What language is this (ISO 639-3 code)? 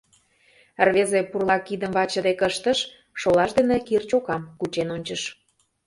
chm